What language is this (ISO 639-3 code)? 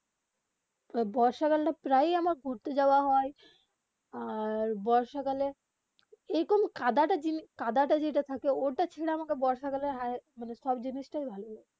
ben